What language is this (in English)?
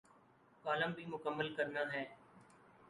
Urdu